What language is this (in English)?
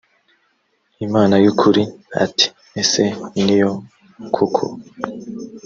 Kinyarwanda